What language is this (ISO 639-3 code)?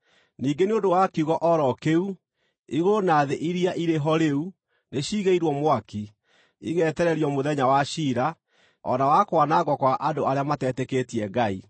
kik